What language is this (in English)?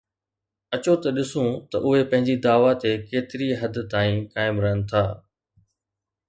Sindhi